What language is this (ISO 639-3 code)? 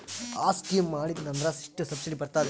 kan